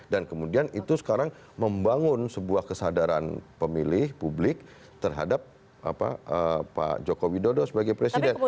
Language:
Indonesian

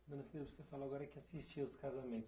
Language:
Portuguese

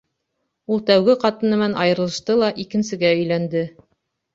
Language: Bashkir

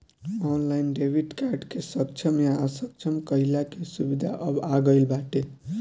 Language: Bhojpuri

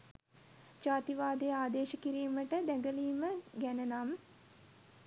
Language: Sinhala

